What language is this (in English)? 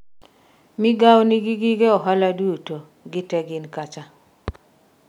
Luo (Kenya and Tanzania)